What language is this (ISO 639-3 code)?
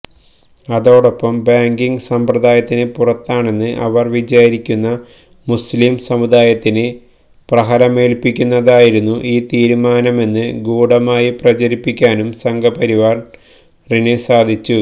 mal